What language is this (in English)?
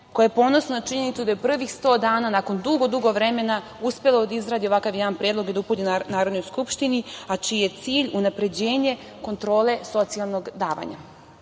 Serbian